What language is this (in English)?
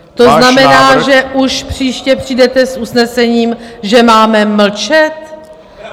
Czech